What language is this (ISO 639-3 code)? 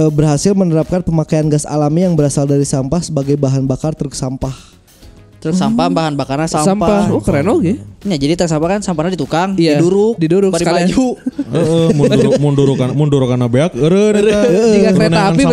ind